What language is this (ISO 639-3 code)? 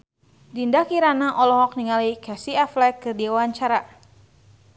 sun